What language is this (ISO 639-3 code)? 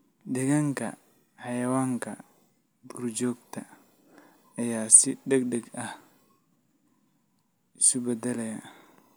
som